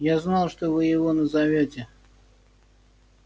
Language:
Russian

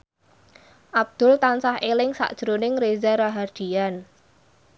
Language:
Javanese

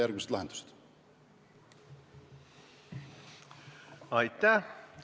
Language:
Estonian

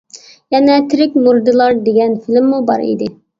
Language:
Uyghur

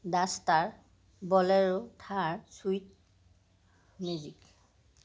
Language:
Assamese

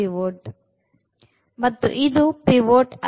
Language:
Kannada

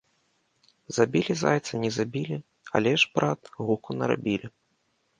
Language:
Belarusian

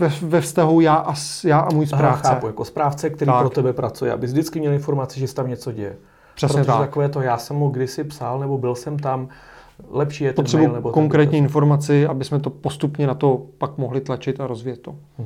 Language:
Czech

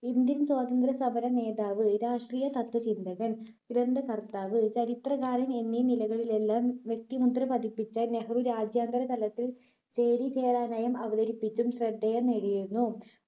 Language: Malayalam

